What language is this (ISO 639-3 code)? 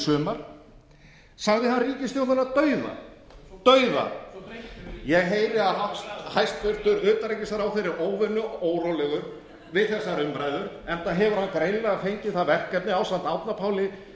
isl